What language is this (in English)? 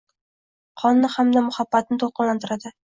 Uzbek